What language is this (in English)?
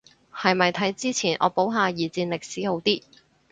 Cantonese